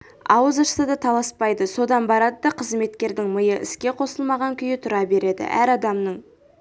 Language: Kazakh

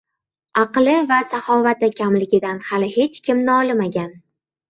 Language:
Uzbek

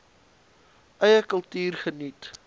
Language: Afrikaans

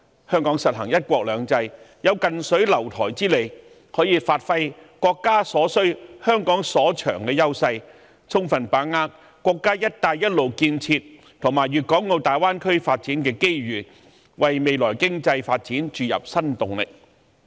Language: Cantonese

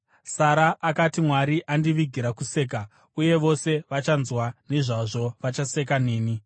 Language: Shona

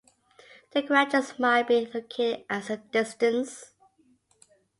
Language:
English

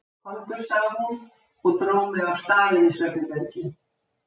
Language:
Icelandic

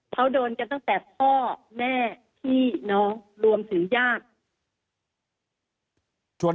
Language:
Thai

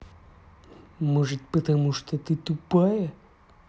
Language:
Russian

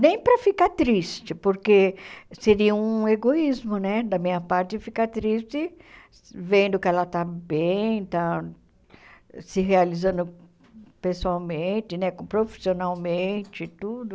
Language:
Portuguese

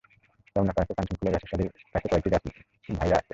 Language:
Bangla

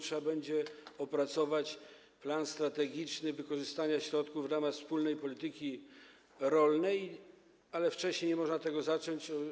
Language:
Polish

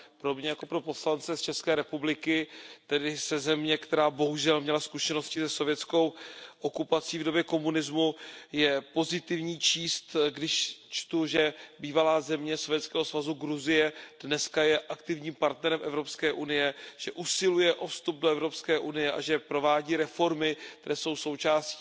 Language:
Czech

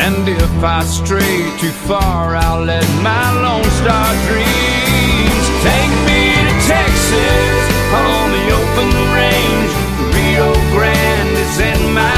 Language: Czech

